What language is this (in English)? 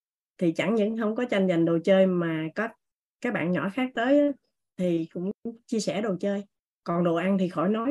Vietnamese